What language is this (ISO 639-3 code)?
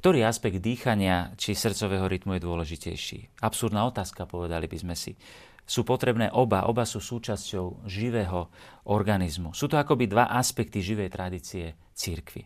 slk